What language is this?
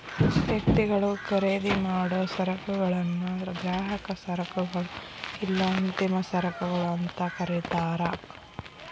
Kannada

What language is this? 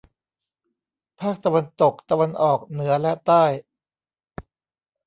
Thai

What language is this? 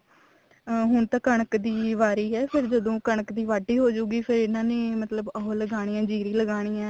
Punjabi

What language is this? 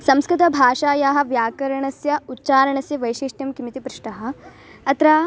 Sanskrit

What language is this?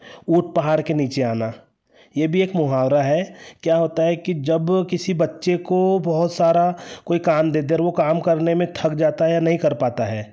Hindi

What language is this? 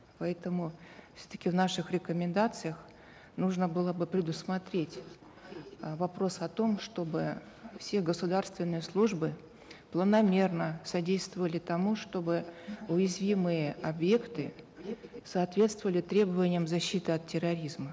Kazakh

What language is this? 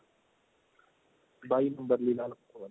Punjabi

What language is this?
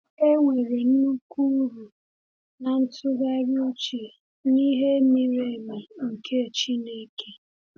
Igbo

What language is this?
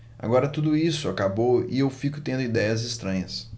Portuguese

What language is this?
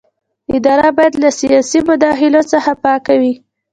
Pashto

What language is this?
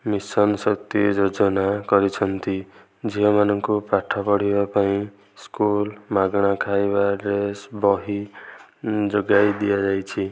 Odia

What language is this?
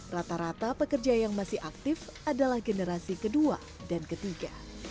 Indonesian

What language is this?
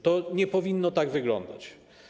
Polish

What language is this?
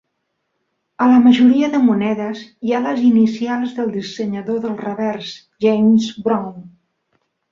Catalan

